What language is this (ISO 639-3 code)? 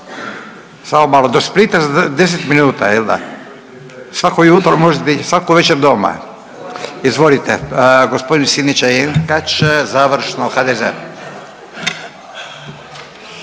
hrv